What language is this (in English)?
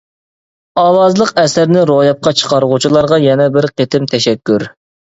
Uyghur